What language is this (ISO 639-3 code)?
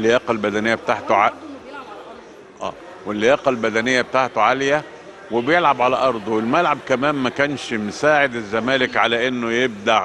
ara